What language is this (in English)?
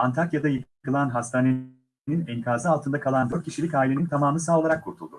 Turkish